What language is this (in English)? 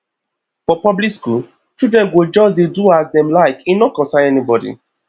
Nigerian Pidgin